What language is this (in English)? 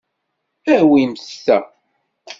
Kabyle